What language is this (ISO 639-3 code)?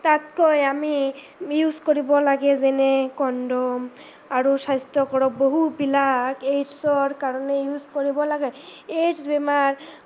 asm